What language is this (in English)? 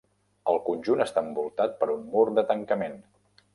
Catalan